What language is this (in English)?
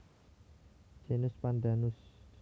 Javanese